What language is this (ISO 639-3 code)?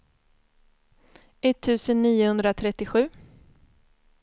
swe